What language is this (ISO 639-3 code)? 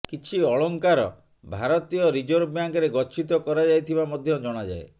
ori